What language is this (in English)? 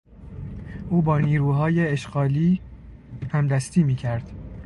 Persian